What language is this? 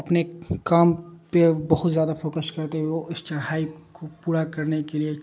Urdu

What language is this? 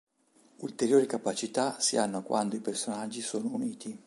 Italian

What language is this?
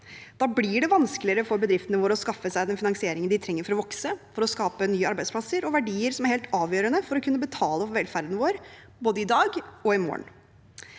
Norwegian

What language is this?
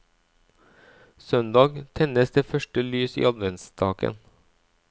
Norwegian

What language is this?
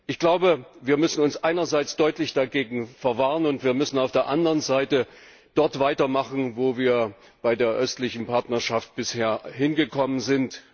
German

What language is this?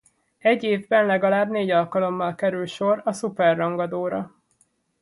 Hungarian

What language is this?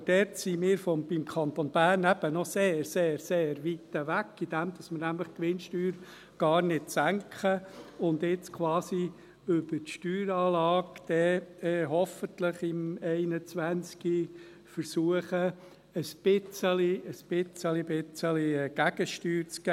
Swiss German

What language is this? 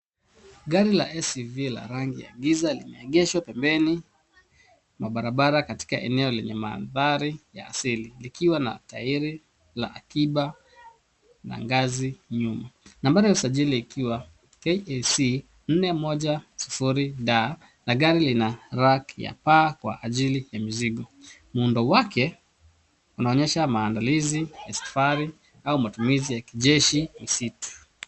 Swahili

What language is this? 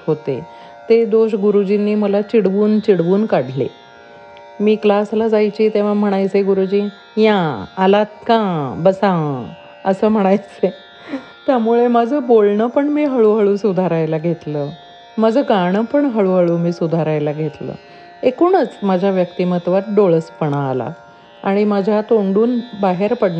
Marathi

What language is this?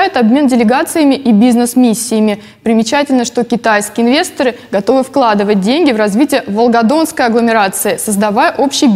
Russian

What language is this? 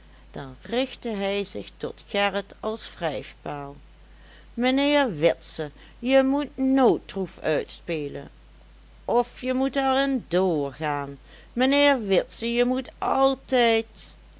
Dutch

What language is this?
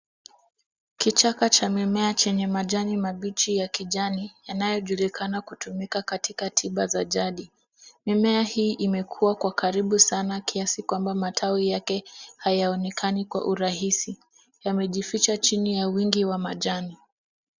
Swahili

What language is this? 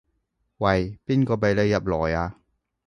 Cantonese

